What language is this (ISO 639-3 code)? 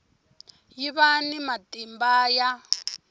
tso